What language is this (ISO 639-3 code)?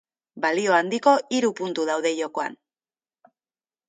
eus